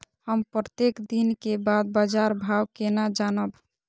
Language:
Maithili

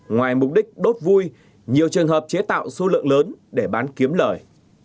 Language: Vietnamese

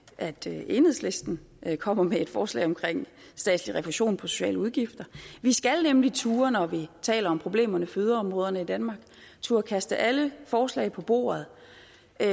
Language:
Danish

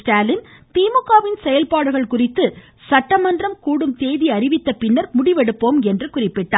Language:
Tamil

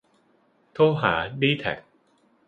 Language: Thai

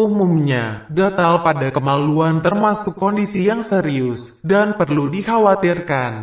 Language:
Indonesian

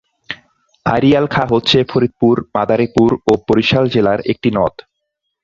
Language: Bangla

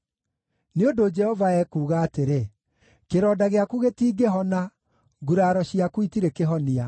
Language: Kikuyu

